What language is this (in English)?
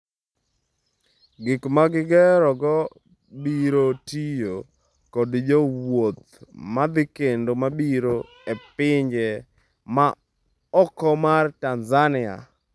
Luo (Kenya and Tanzania)